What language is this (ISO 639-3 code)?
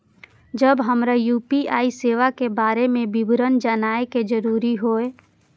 mai